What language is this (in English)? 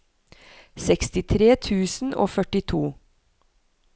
Norwegian